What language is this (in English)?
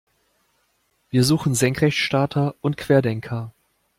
German